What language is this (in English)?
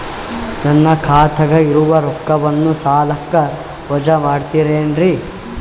Kannada